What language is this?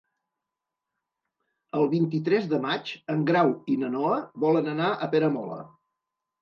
Catalan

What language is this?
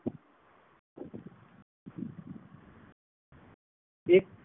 Gujarati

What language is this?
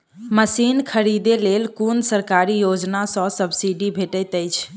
Maithili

